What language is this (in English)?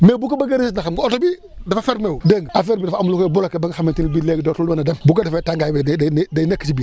Wolof